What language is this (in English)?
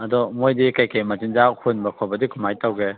Manipuri